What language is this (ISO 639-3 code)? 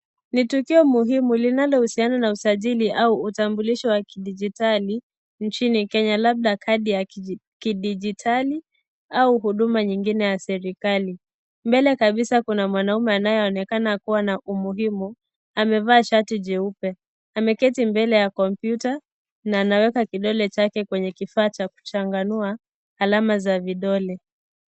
swa